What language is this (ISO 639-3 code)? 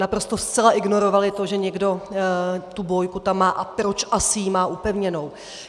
ces